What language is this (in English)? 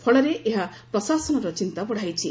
Odia